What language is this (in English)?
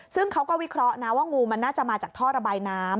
Thai